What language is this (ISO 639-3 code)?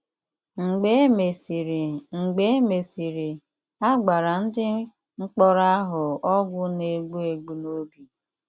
ibo